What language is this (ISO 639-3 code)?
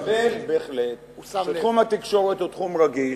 heb